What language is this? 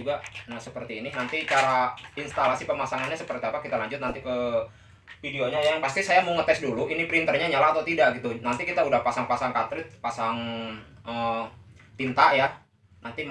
Indonesian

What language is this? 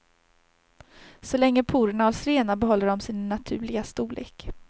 Swedish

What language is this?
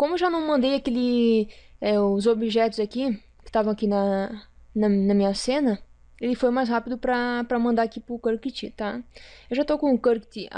Portuguese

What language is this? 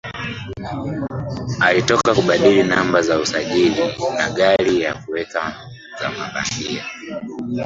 Swahili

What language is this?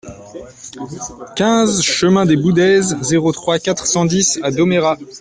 French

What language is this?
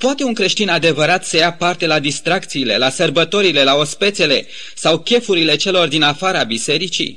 Romanian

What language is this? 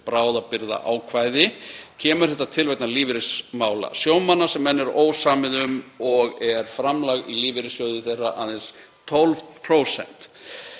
Icelandic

